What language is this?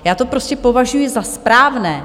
Czech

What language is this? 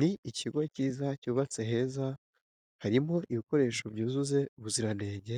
Kinyarwanda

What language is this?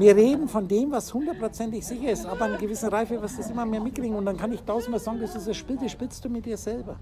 German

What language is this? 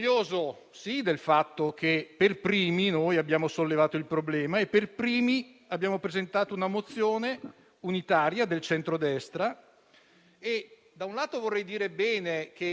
Italian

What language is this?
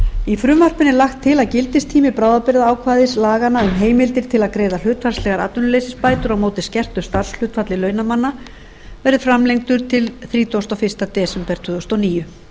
Icelandic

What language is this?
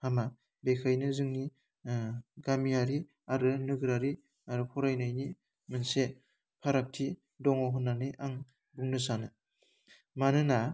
Bodo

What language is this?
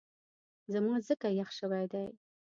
Pashto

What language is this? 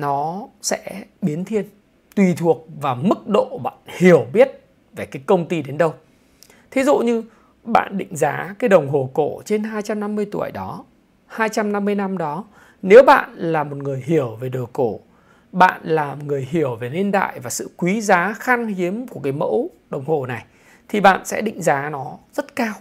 Vietnamese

